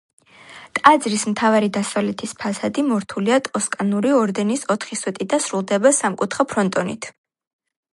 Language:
Georgian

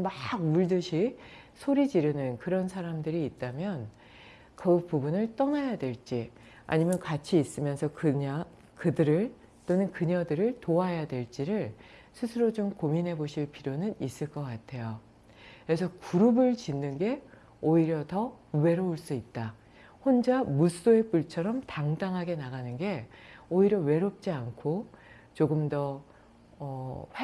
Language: Korean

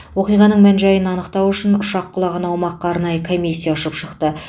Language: Kazakh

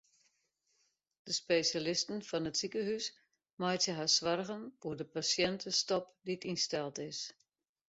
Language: Western Frisian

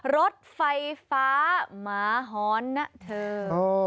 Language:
Thai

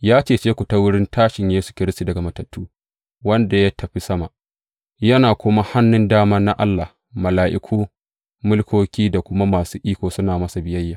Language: Hausa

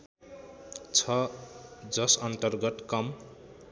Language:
Nepali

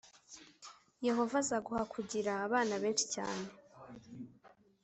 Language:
Kinyarwanda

